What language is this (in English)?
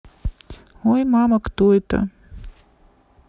Russian